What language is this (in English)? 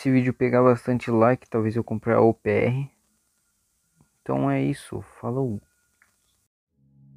Portuguese